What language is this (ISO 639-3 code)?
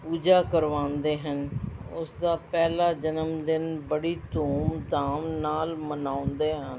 pan